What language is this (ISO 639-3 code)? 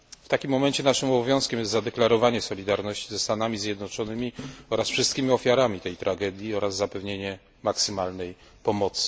pol